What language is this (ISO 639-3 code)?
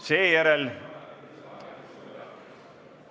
est